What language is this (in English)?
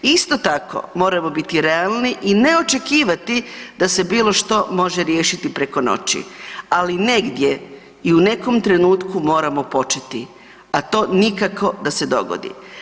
Croatian